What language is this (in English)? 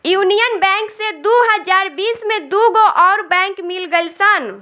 Bhojpuri